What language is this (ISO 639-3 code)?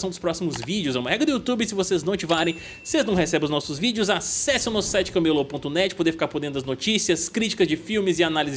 por